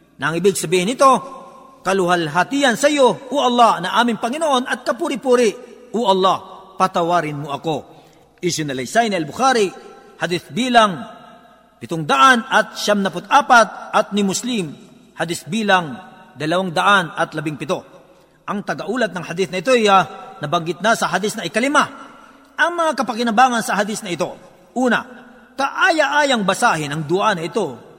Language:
Filipino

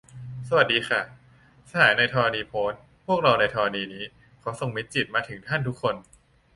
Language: Thai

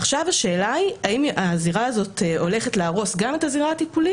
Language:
Hebrew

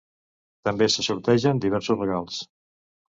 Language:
Catalan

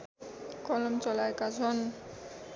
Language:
Nepali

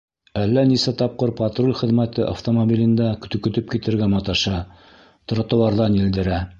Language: Bashkir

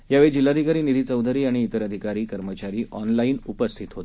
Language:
Marathi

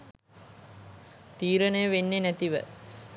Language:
Sinhala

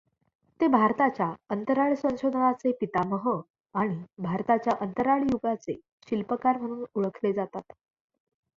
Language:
Marathi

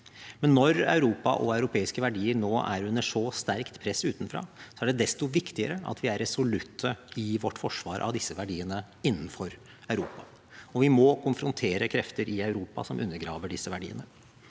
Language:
Norwegian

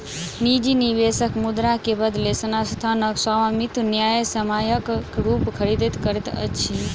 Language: Maithili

